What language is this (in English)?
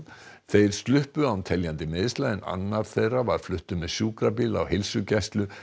Icelandic